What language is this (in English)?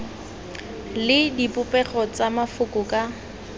Tswana